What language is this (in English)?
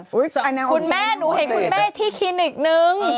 Thai